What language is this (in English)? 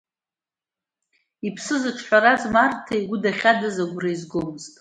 Abkhazian